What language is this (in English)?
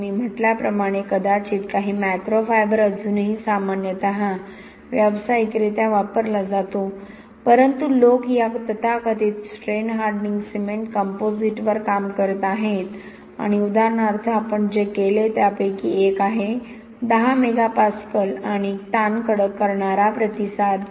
Marathi